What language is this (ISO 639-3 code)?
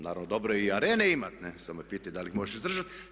hrv